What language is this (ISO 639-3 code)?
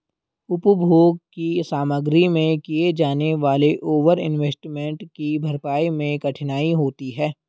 hin